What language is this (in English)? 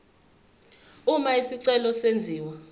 Zulu